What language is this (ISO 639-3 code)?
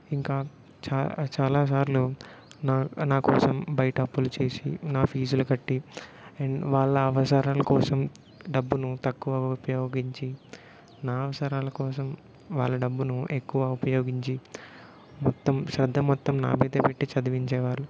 tel